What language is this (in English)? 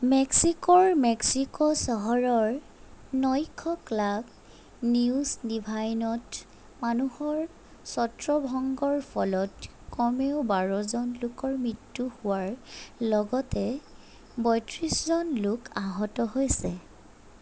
Assamese